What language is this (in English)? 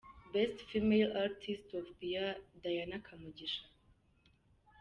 Kinyarwanda